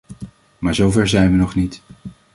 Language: Dutch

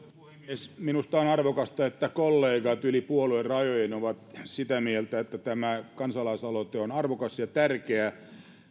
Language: Finnish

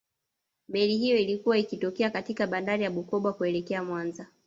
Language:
Swahili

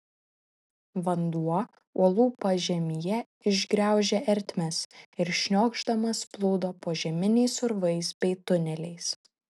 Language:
Lithuanian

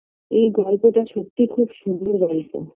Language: Bangla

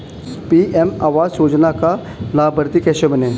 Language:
Hindi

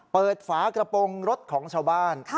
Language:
Thai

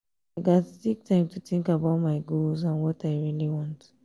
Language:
Nigerian Pidgin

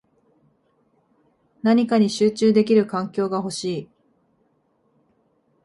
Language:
Japanese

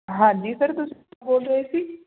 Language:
Punjabi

